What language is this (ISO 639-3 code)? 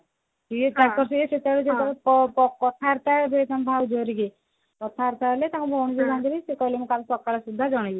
ori